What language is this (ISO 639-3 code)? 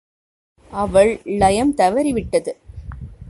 tam